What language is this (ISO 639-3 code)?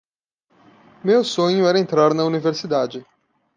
por